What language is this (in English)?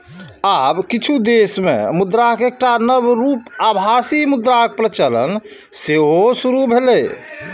Maithili